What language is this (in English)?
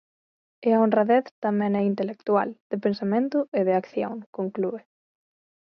Galician